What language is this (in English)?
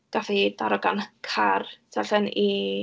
Welsh